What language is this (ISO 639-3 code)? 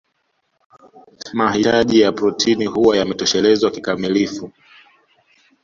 swa